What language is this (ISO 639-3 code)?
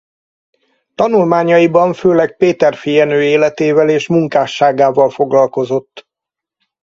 hun